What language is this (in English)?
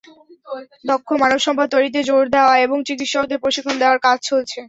Bangla